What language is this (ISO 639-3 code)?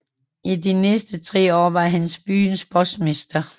dan